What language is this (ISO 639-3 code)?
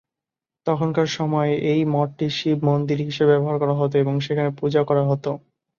ben